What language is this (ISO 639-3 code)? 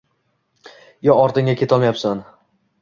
uzb